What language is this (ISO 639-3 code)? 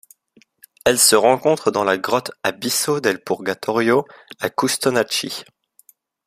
fra